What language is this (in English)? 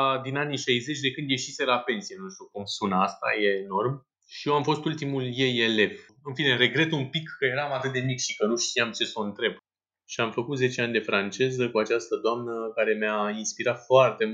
Romanian